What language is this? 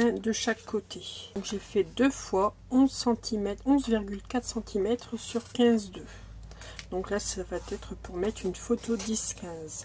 French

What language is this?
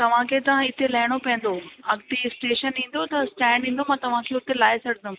Sindhi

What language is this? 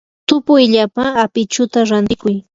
Yanahuanca Pasco Quechua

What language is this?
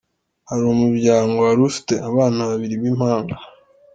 Kinyarwanda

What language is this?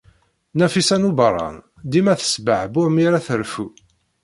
Kabyle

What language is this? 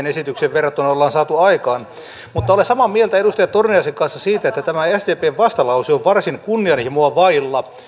Finnish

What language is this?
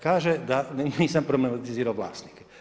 Croatian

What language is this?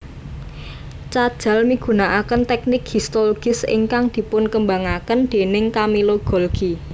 Javanese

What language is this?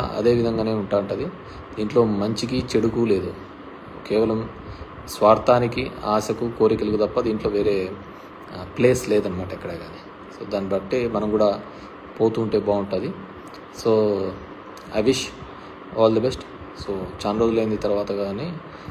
Telugu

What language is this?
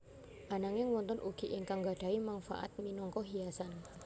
Javanese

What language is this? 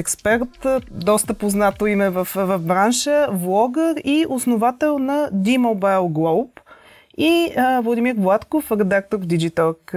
Bulgarian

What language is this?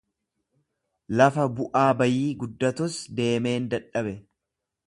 Oromo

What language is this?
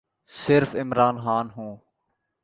Urdu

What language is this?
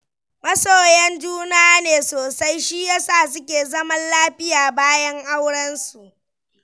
Hausa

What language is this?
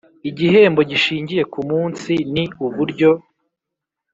Kinyarwanda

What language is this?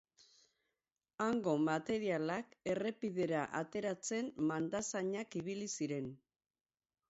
Basque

